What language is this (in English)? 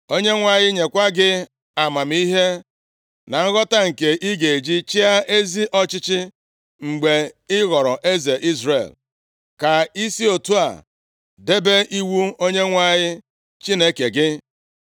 Igbo